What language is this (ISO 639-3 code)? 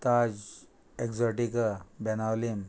kok